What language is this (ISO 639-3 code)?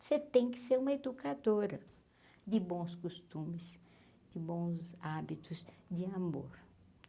por